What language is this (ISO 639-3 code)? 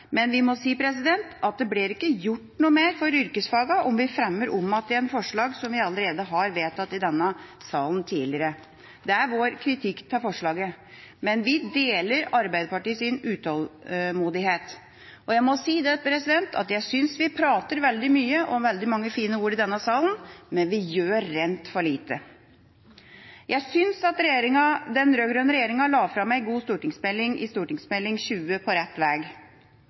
nob